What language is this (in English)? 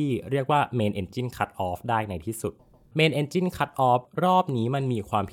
Thai